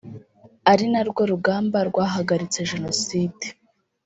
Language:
Kinyarwanda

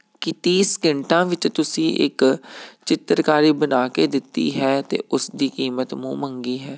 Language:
Punjabi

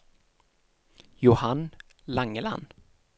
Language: Norwegian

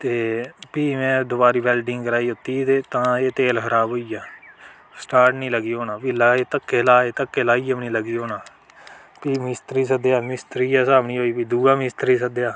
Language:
Dogri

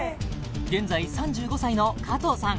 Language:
Japanese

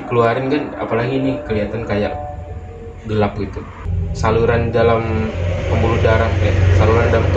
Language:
Indonesian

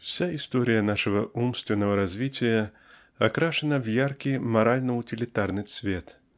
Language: Russian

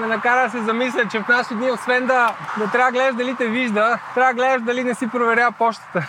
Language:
Bulgarian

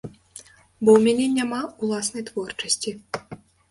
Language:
Belarusian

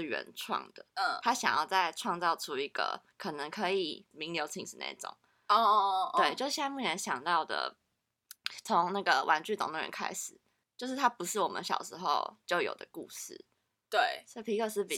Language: Chinese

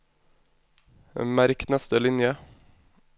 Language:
Norwegian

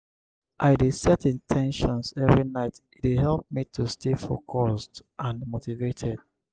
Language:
Nigerian Pidgin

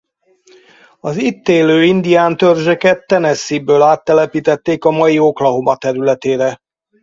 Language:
Hungarian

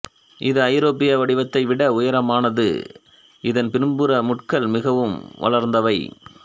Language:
Tamil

